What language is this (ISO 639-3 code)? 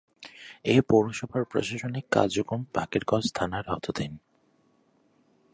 ben